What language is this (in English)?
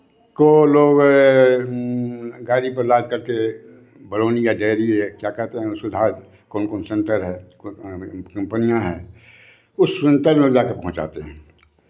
Hindi